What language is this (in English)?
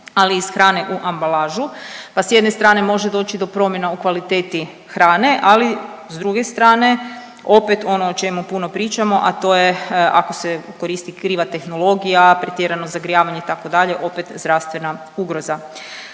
Croatian